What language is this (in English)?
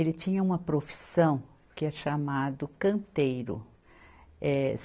Portuguese